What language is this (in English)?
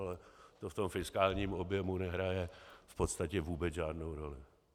Czech